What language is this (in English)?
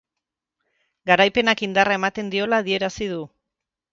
Basque